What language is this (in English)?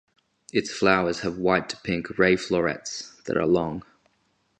English